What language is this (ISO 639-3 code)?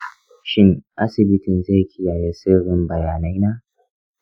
hau